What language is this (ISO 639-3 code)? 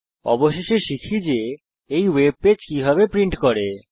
ben